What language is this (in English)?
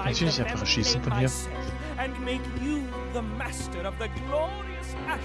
German